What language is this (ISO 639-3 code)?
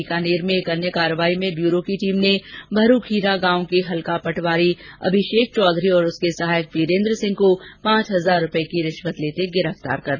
hin